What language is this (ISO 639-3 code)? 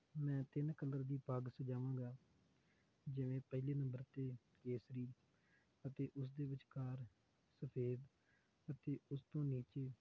pan